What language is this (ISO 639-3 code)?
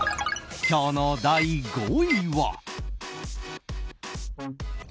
jpn